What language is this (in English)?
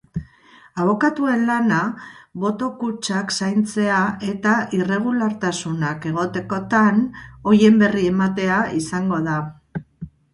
Basque